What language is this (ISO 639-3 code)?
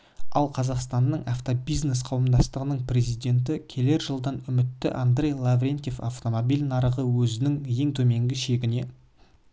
kaz